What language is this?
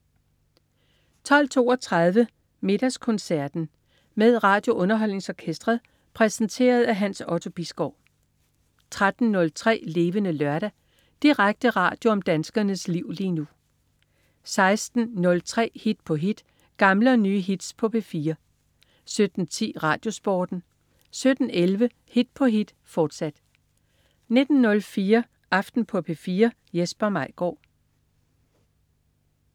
Danish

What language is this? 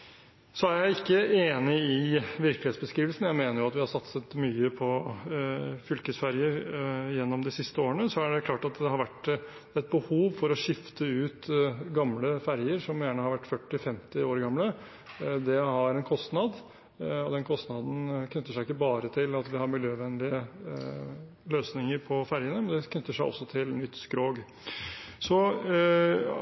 Norwegian Bokmål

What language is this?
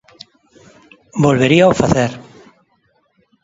Galician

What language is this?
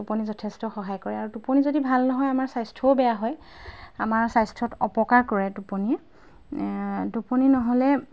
Assamese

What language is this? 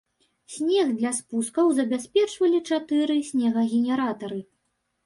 Belarusian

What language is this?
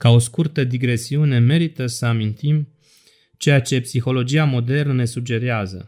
Romanian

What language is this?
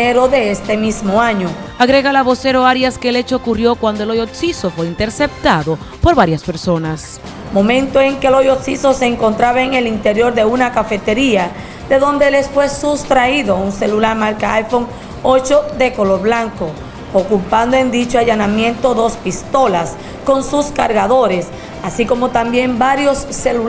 Spanish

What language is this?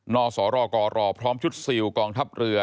Thai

